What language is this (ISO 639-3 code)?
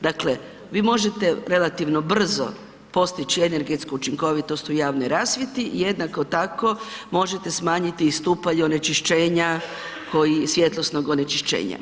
hrv